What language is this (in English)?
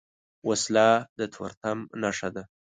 Pashto